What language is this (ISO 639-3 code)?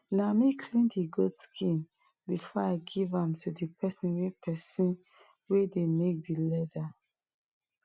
pcm